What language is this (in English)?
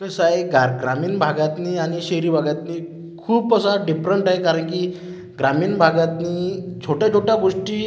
Marathi